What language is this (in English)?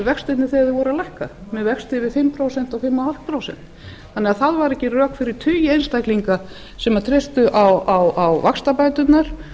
Icelandic